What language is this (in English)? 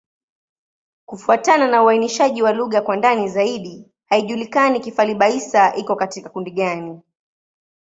Swahili